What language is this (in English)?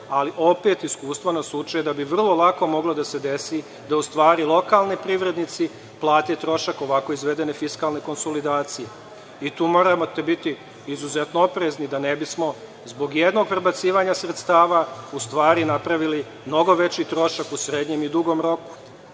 Serbian